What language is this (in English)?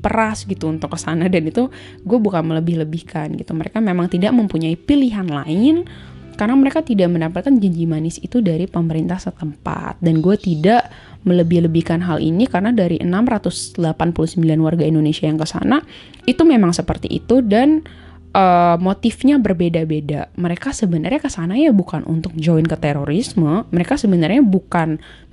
Indonesian